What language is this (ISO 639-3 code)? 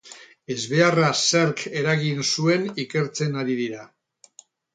eus